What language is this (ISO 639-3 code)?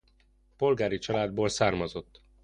hun